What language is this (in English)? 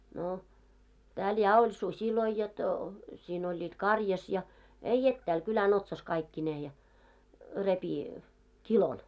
Finnish